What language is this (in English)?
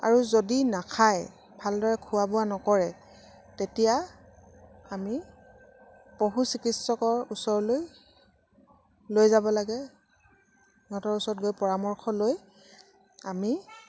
Assamese